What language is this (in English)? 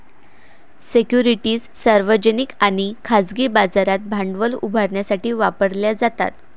Marathi